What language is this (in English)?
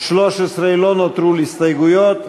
Hebrew